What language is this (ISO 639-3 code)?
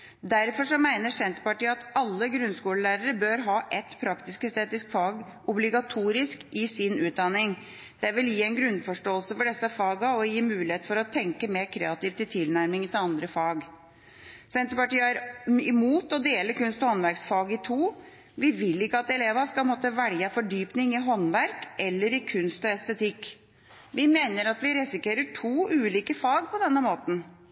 nob